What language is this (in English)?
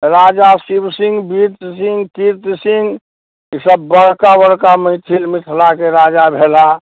Maithili